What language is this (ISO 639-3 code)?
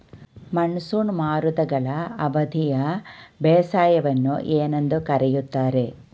kan